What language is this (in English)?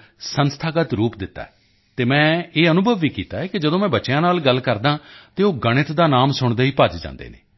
Punjabi